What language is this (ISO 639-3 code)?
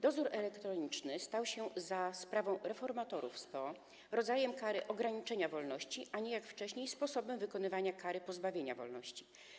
pol